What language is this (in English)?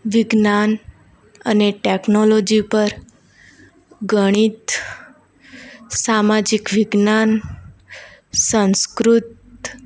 Gujarati